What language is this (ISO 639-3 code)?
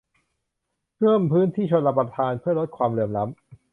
tha